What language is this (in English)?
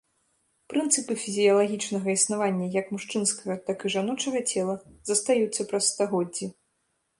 Belarusian